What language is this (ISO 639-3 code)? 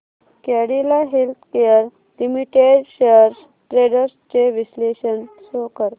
mar